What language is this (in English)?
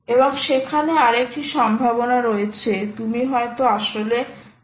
Bangla